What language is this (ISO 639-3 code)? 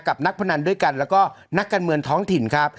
tha